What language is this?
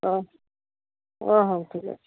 Odia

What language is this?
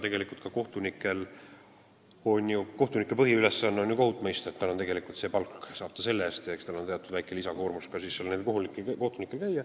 Estonian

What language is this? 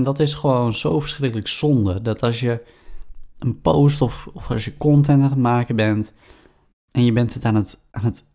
Dutch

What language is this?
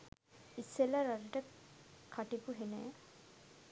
Sinhala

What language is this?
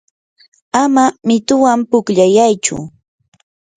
Yanahuanca Pasco Quechua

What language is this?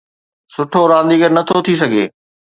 Sindhi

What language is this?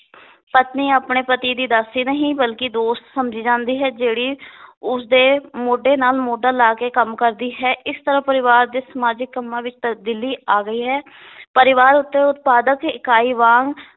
Punjabi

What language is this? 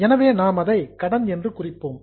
Tamil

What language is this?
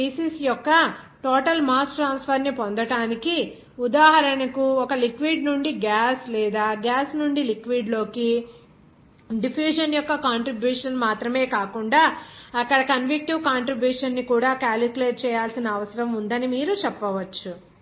Telugu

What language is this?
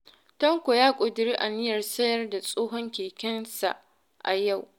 Hausa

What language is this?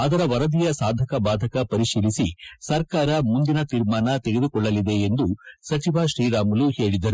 Kannada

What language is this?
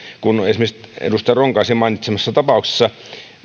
Finnish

